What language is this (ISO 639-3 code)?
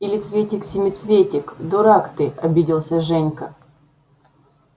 rus